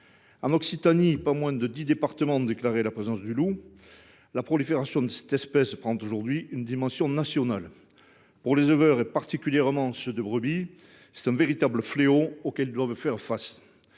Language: French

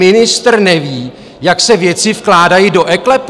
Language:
Czech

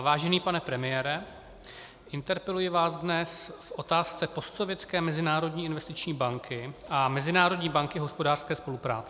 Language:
Czech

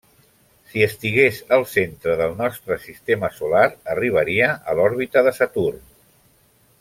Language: Catalan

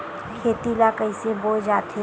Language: Chhattisgarhi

